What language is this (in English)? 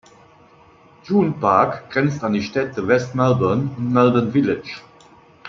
German